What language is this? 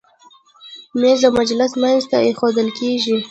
Pashto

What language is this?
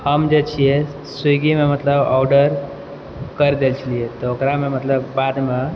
Maithili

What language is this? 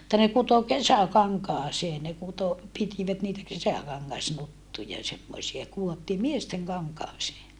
Finnish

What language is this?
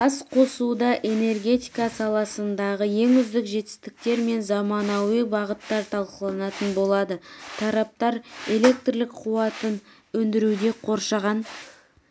Kazakh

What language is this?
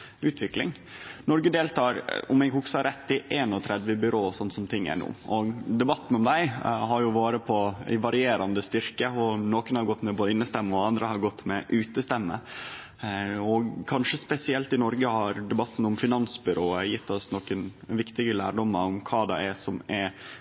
Norwegian Nynorsk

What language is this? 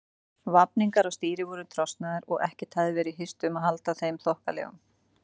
Icelandic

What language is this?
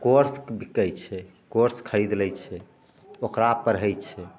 Maithili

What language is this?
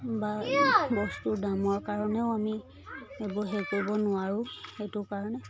Assamese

